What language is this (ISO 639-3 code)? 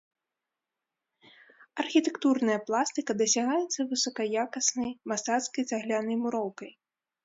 bel